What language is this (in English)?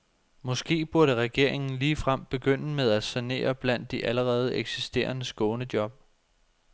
Danish